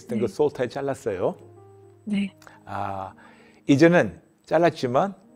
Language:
Korean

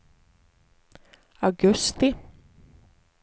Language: Swedish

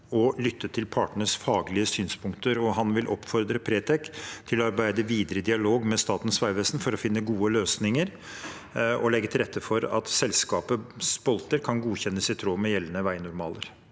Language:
Norwegian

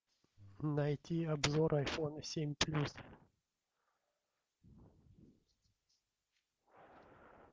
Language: Russian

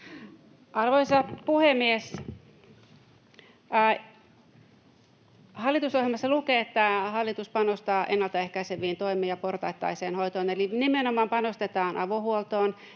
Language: Finnish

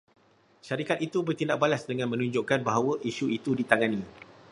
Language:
Malay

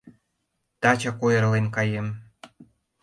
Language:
Mari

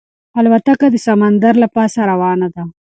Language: Pashto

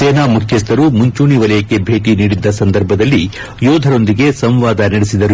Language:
Kannada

